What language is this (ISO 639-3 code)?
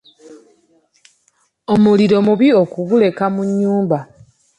lug